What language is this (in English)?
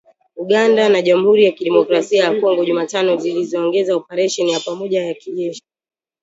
Swahili